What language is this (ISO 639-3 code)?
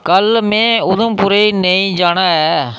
doi